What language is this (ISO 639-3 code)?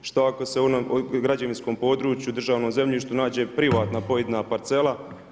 hrv